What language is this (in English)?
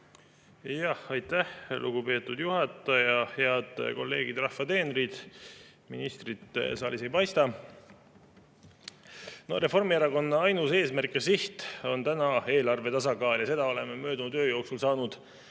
Estonian